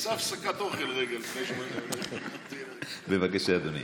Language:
Hebrew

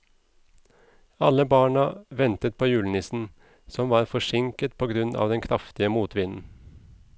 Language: Norwegian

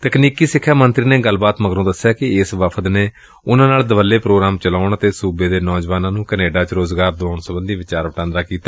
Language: Punjabi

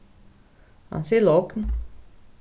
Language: Faroese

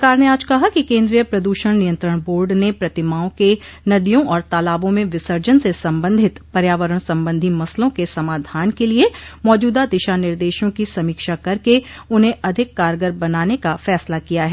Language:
Hindi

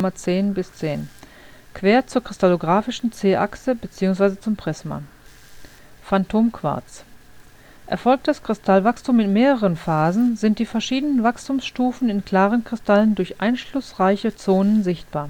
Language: German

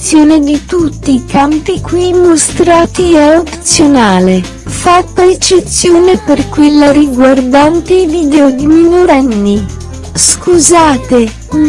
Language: Italian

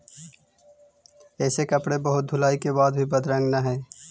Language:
Magahi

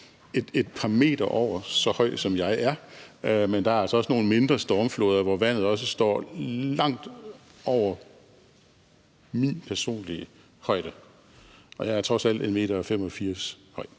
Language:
Danish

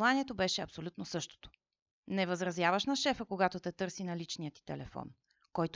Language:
Bulgarian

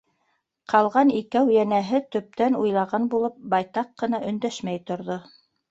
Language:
Bashkir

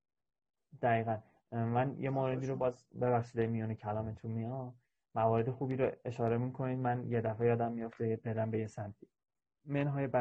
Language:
Persian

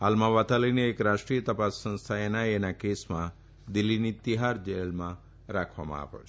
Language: Gujarati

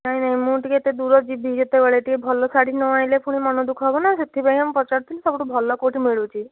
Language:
Odia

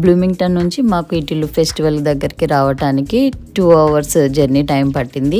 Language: Telugu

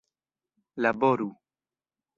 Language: Esperanto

